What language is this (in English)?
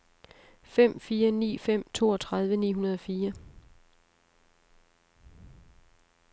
Danish